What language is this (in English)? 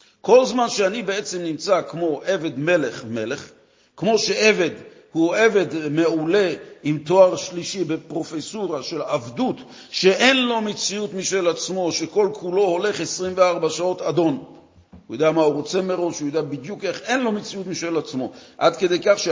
Hebrew